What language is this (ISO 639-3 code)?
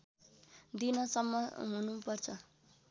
nep